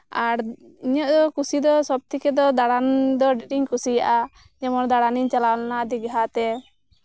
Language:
Santali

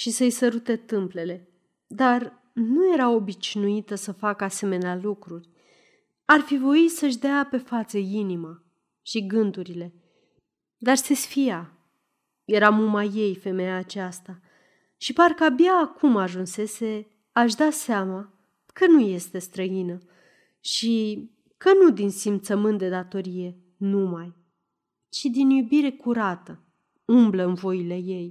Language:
Romanian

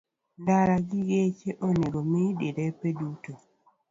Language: Luo (Kenya and Tanzania)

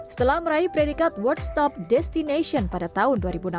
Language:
Indonesian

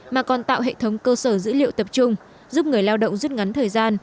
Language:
Vietnamese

